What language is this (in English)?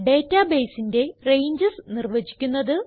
Malayalam